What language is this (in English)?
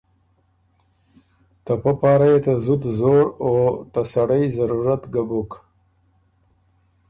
Ormuri